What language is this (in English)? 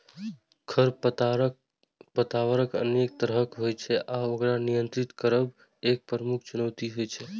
Maithili